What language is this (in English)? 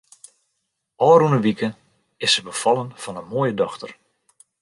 Western Frisian